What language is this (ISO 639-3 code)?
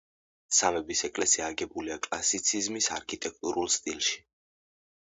kat